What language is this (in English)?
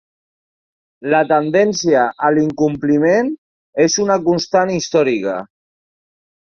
Catalan